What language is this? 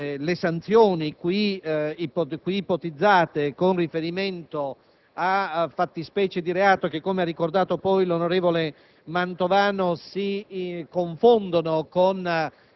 Italian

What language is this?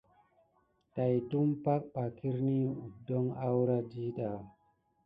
Gidar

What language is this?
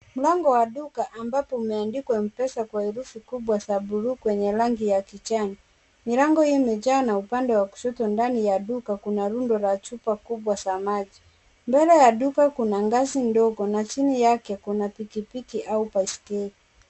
Swahili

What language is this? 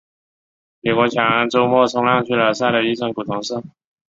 Chinese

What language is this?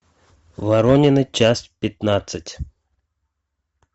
Russian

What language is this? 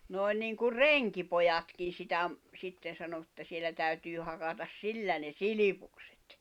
Finnish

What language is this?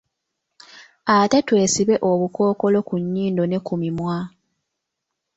Ganda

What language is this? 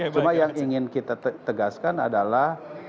Indonesian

